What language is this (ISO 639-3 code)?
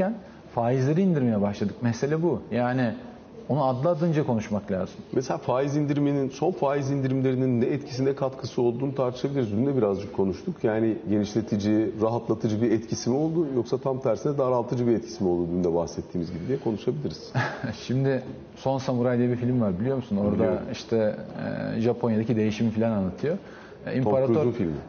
tur